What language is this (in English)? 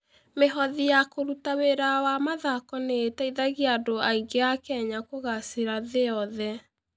Kikuyu